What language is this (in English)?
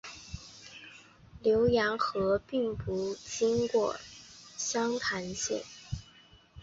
Chinese